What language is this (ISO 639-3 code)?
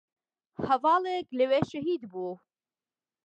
ckb